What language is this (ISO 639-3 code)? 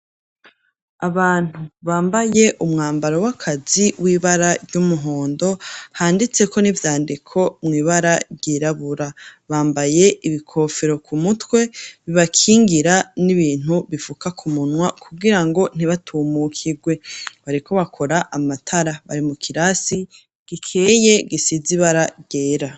run